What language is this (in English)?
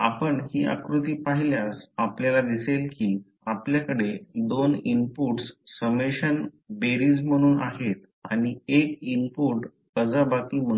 Marathi